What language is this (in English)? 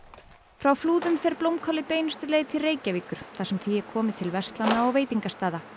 Icelandic